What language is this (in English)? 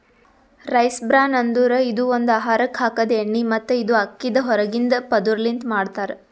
Kannada